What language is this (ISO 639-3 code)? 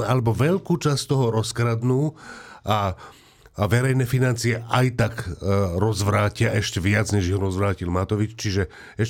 slk